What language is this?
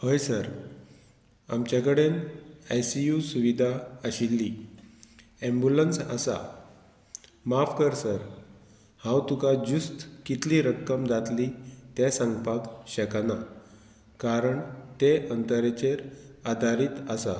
Konkani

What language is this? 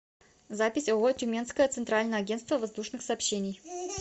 Russian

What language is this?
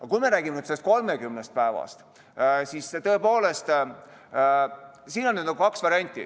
Estonian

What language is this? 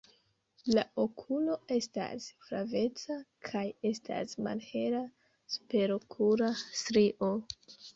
Esperanto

